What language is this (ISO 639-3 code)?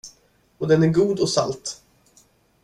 swe